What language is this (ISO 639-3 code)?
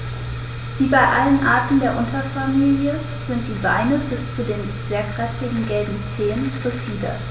deu